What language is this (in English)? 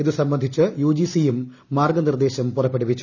Malayalam